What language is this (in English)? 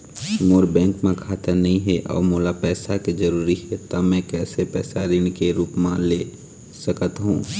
Chhattisgarhi